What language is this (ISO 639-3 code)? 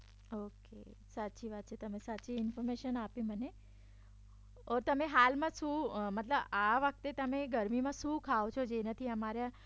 guj